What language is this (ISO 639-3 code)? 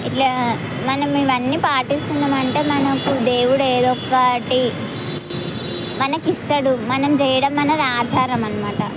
tel